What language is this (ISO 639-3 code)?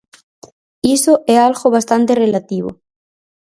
glg